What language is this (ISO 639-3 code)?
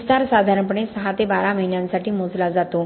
mar